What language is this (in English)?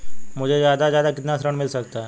Hindi